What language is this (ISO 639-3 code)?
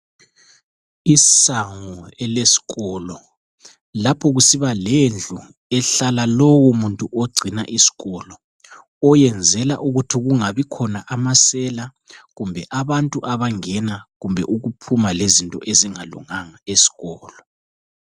nde